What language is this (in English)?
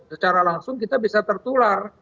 Indonesian